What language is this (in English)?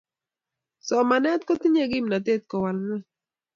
Kalenjin